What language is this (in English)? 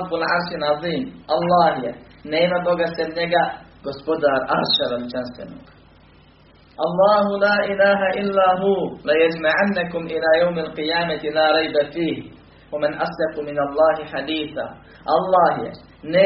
Croatian